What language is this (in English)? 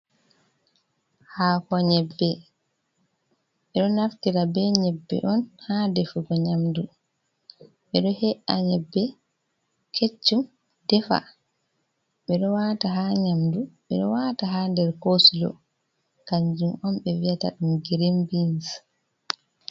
Fula